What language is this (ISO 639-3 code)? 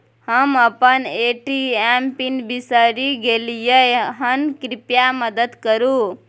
mai